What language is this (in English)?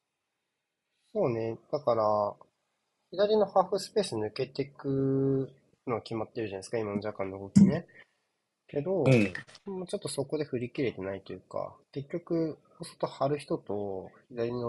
Japanese